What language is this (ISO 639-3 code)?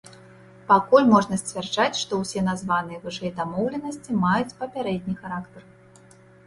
bel